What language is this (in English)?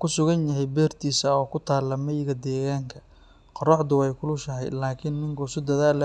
Somali